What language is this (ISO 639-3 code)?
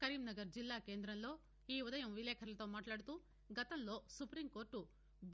tel